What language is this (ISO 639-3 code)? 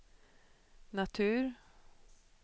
swe